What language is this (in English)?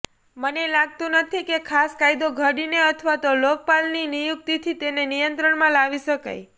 Gujarati